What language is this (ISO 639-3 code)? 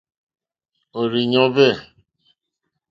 bri